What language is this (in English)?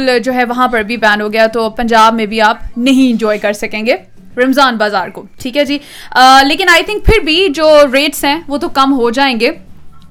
Urdu